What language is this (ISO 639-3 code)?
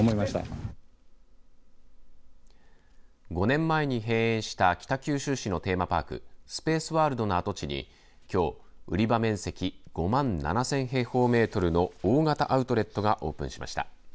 jpn